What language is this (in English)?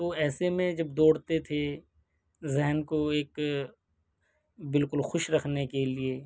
Urdu